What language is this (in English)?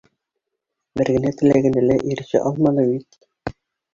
Bashkir